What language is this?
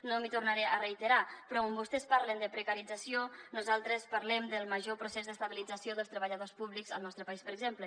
Catalan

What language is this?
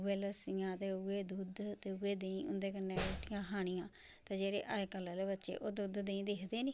Dogri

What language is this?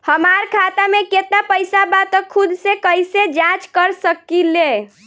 Bhojpuri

